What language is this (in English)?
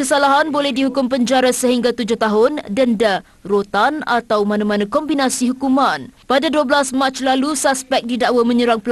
Malay